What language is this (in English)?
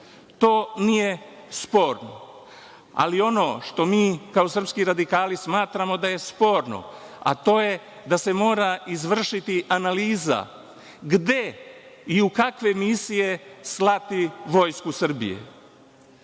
Serbian